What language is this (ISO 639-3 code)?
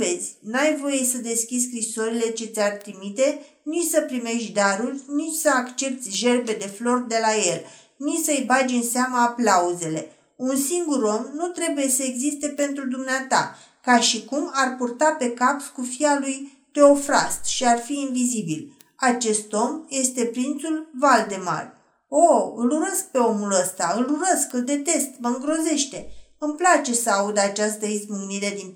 ron